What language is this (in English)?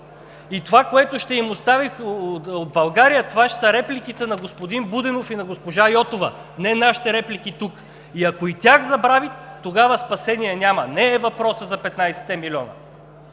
Bulgarian